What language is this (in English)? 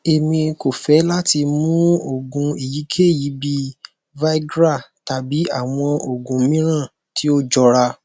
Yoruba